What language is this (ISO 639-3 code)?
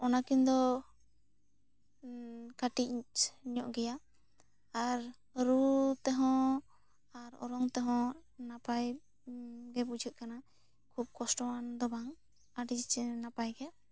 sat